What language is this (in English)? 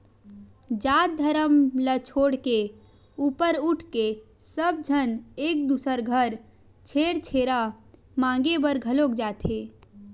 Chhattisgarhi